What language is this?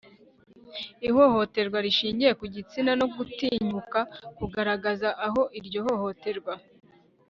Kinyarwanda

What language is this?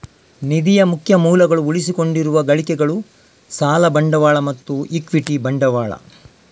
Kannada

